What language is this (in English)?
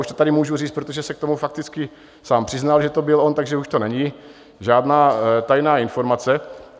Czech